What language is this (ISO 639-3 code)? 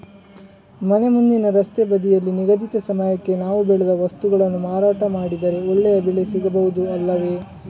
kan